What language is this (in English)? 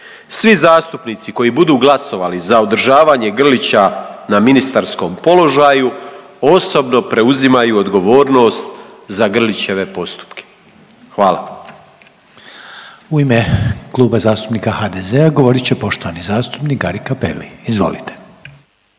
Croatian